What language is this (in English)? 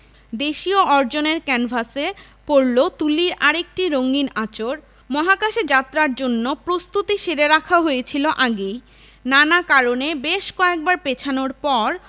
Bangla